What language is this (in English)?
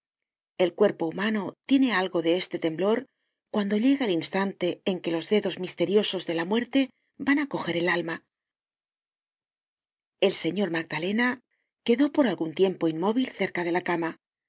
Spanish